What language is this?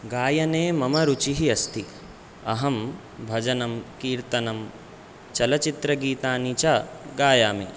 Sanskrit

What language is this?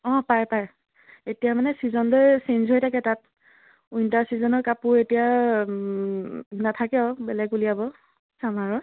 Assamese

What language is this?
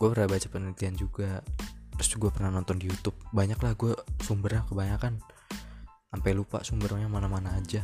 Indonesian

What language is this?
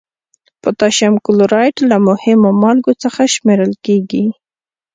Pashto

